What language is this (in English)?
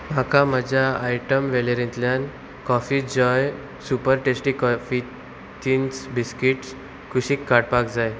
Konkani